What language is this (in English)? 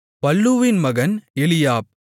Tamil